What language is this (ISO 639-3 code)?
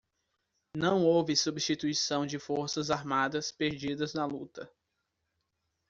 por